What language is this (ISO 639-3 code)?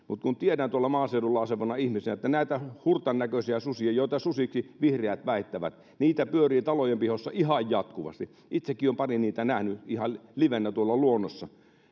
fin